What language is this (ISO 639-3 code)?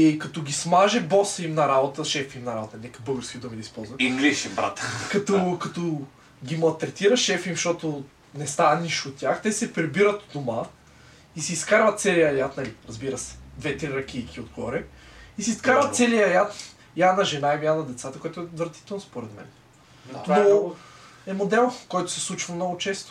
bul